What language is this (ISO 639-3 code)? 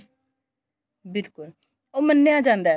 pan